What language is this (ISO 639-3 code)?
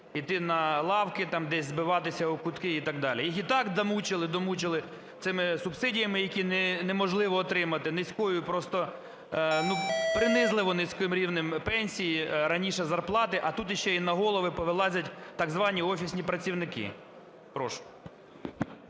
ukr